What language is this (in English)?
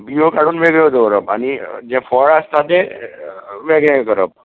Konkani